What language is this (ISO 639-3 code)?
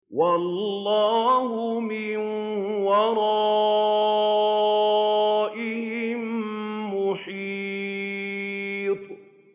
ara